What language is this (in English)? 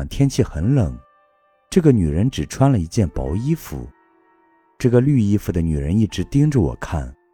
Chinese